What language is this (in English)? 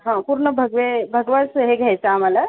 Marathi